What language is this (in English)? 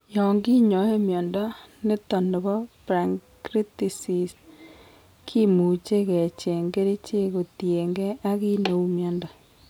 Kalenjin